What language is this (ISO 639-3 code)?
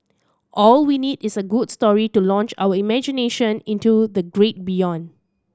eng